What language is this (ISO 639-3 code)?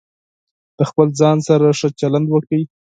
pus